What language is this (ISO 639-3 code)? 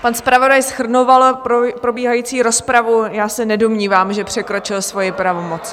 ces